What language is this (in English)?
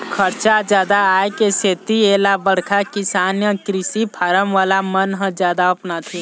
Chhattisgarhi